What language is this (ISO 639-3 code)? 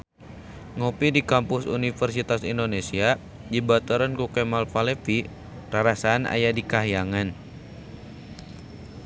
sun